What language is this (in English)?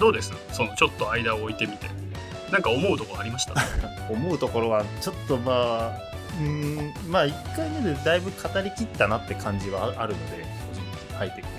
Japanese